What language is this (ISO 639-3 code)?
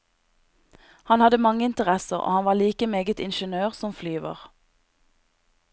nor